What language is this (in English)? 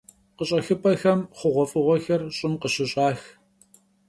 Kabardian